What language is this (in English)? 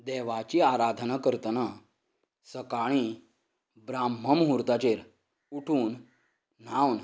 Konkani